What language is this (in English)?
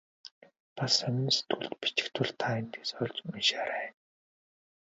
Mongolian